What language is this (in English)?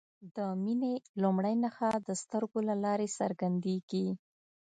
Pashto